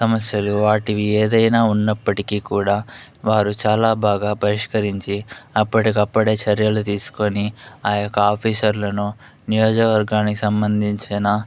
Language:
Telugu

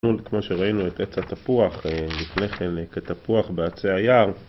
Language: Hebrew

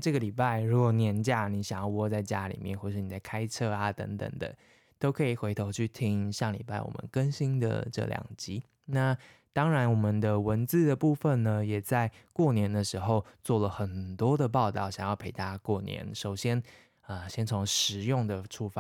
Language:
Chinese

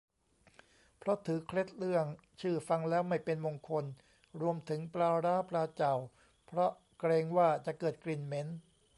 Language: Thai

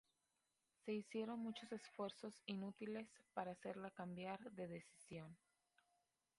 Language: Spanish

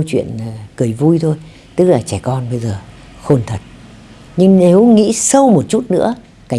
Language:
Vietnamese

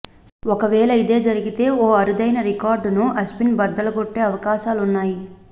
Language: Telugu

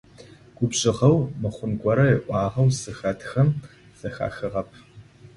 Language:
Adyghe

